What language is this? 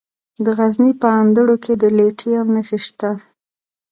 Pashto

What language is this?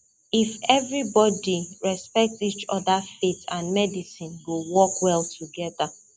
Nigerian Pidgin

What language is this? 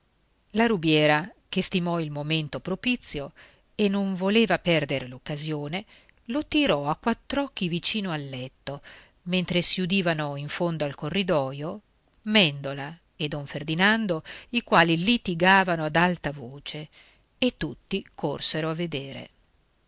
Italian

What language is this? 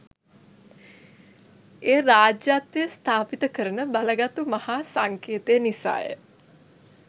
Sinhala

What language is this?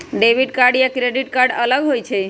Magahi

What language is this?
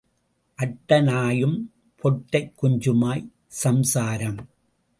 Tamil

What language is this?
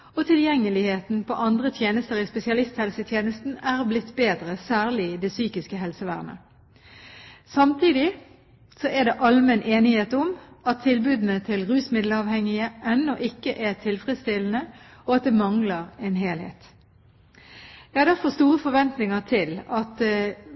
Norwegian Bokmål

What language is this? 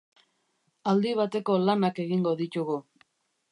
Basque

